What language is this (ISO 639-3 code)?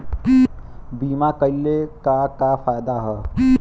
bho